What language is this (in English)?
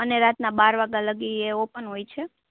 Gujarati